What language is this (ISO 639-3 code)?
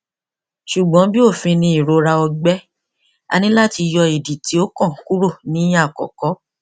yor